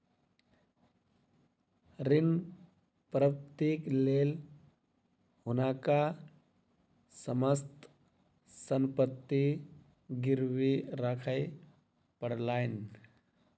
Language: Maithili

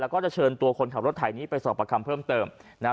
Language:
Thai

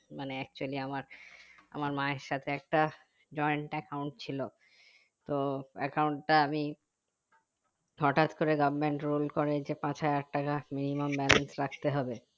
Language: Bangla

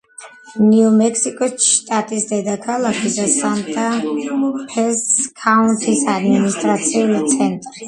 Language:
Georgian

